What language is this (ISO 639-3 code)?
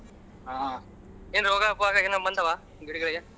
kan